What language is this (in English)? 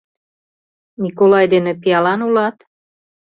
Mari